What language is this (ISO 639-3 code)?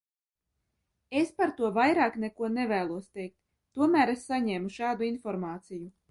lav